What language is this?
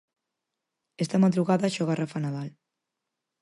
Galician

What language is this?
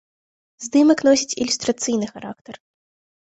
Belarusian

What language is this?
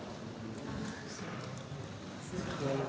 Slovenian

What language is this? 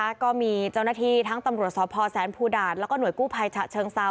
Thai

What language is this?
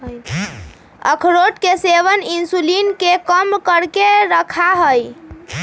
Magahi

